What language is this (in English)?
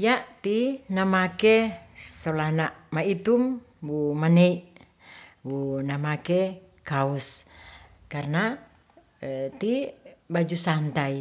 Ratahan